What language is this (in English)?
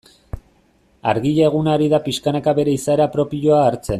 Basque